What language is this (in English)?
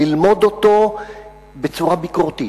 Hebrew